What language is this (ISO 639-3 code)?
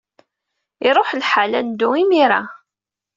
kab